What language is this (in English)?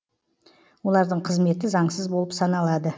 Kazakh